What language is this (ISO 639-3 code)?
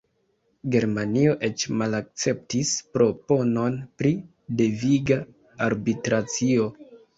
epo